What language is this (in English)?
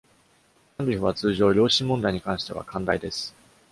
Japanese